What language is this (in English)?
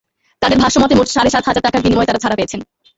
Bangla